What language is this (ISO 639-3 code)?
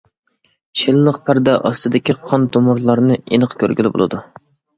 uig